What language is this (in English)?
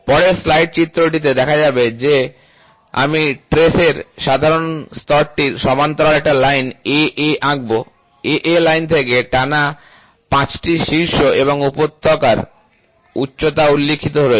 Bangla